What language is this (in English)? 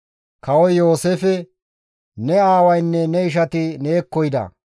Gamo